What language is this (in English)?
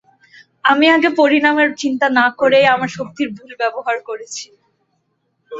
Bangla